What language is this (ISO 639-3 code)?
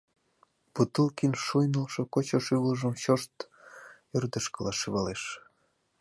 chm